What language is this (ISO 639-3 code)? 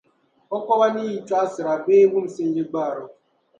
dag